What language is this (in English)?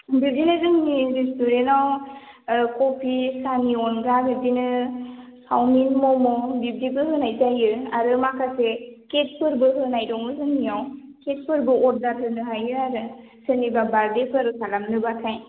Bodo